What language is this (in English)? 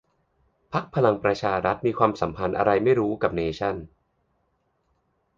Thai